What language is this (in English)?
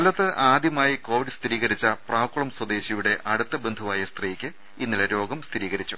Malayalam